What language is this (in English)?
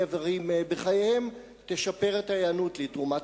Hebrew